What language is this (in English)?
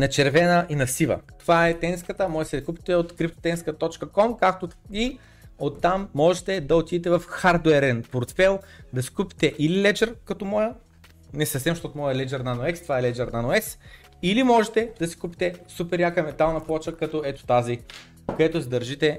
Bulgarian